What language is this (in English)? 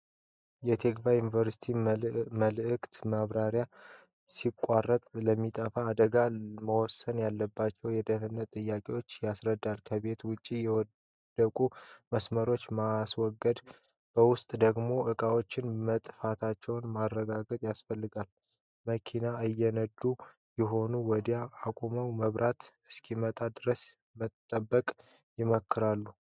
Amharic